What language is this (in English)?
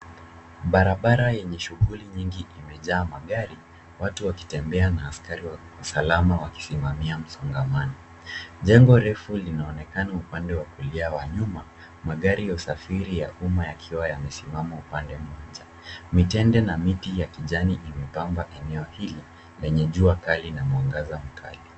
Swahili